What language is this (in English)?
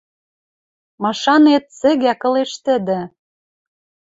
Western Mari